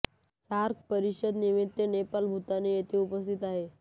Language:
Marathi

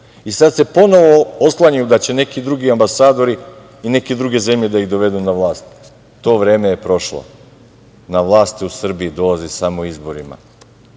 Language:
Serbian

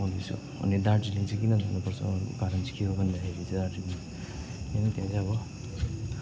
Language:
Nepali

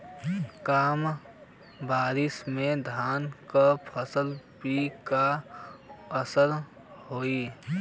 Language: Bhojpuri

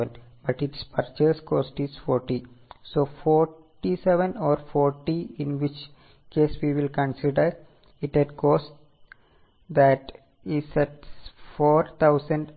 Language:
Malayalam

